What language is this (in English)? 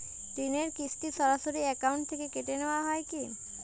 Bangla